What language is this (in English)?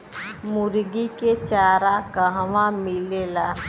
Bhojpuri